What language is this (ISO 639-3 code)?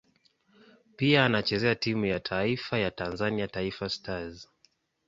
swa